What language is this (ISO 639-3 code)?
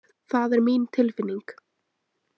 isl